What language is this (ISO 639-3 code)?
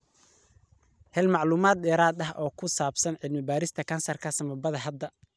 som